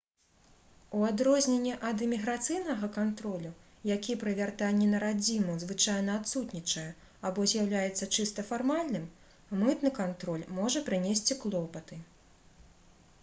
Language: Belarusian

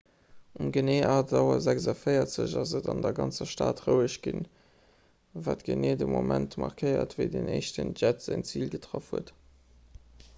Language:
Luxembourgish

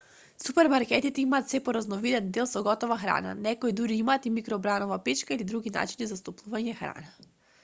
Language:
Macedonian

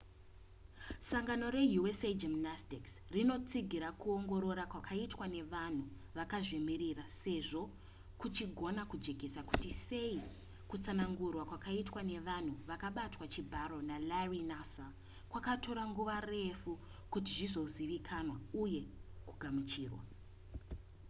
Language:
Shona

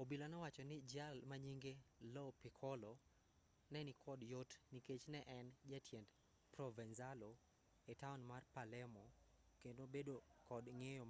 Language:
Luo (Kenya and Tanzania)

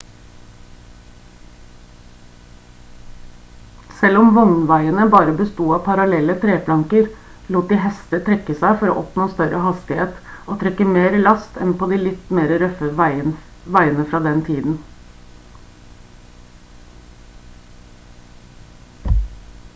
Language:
Norwegian Bokmål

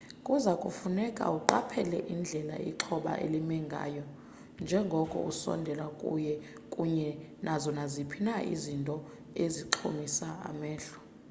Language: Xhosa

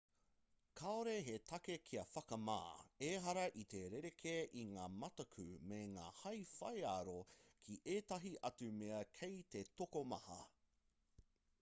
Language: Māori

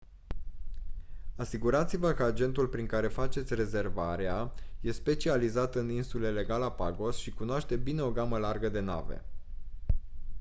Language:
Romanian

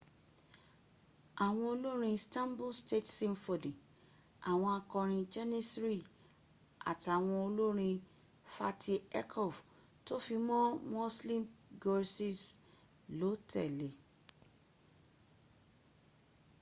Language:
Yoruba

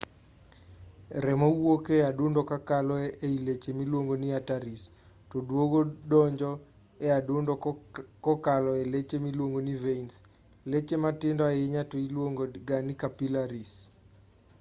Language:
Luo (Kenya and Tanzania)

